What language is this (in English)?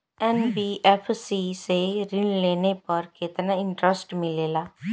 Bhojpuri